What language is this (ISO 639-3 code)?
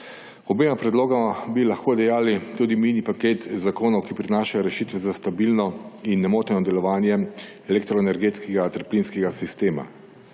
slv